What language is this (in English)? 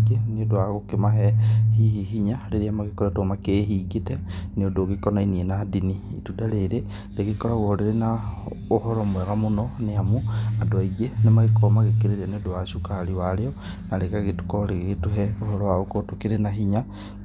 Kikuyu